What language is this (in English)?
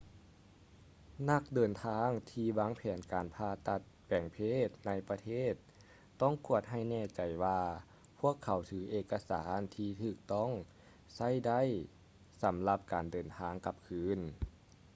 Lao